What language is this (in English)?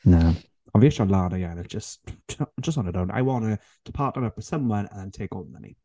Welsh